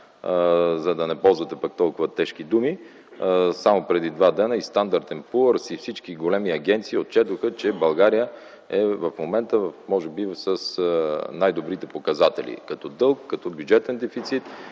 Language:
Bulgarian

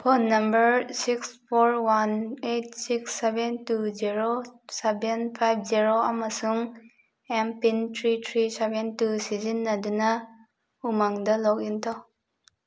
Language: Manipuri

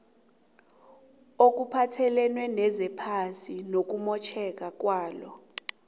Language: South Ndebele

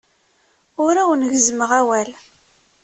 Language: Kabyle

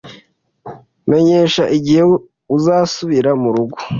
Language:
Kinyarwanda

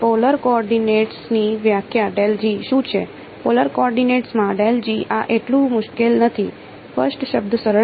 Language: Gujarati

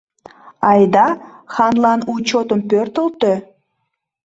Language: Mari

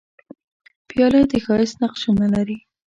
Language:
Pashto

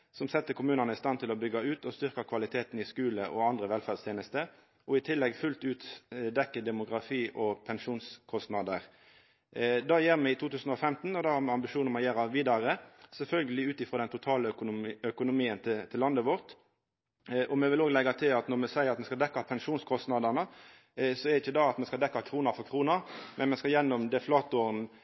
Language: Norwegian Nynorsk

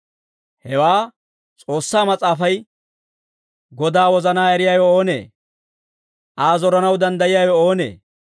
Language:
Dawro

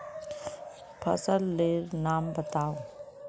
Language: Magahi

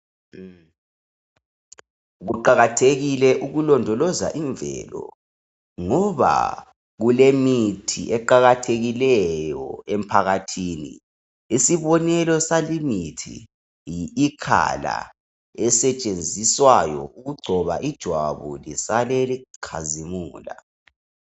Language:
North Ndebele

